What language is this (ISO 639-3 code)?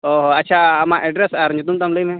sat